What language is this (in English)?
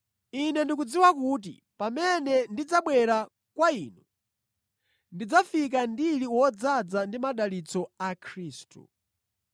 Nyanja